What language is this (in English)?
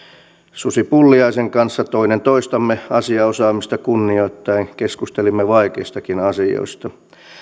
Finnish